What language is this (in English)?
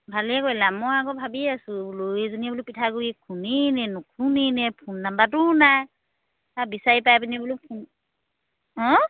Assamese